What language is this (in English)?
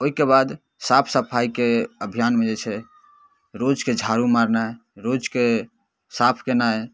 Maithili